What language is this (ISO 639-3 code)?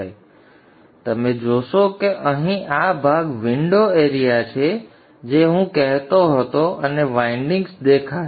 guj